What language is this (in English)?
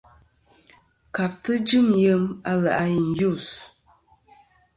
Kom